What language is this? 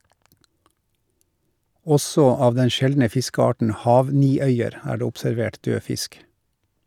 Norwegian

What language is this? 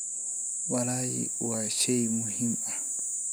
Somali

